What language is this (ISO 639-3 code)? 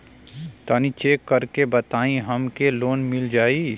bho